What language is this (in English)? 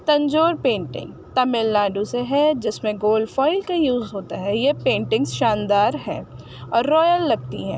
Urdu